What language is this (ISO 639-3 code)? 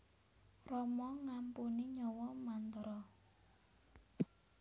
jav